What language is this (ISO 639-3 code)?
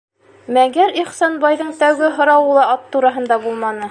bak